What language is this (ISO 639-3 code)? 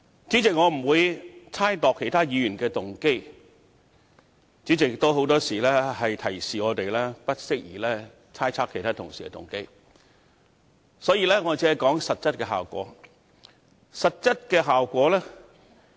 yue